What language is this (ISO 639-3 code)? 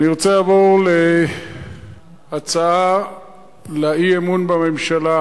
heb